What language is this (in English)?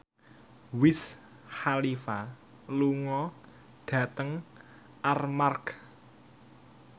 Javanese